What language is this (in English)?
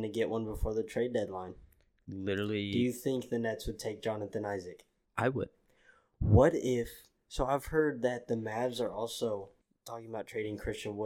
English